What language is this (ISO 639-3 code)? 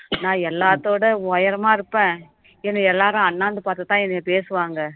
tam